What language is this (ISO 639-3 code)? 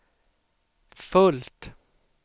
swe